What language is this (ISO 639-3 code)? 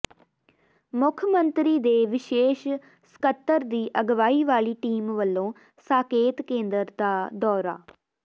pan